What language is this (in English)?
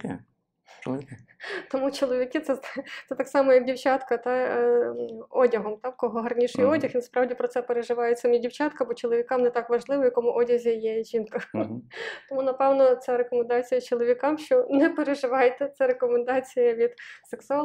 Ukrainian